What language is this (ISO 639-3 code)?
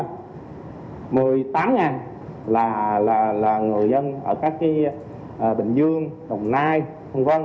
vie